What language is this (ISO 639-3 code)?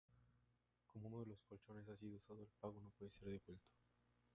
spa